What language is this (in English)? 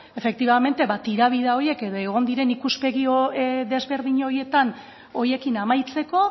Basque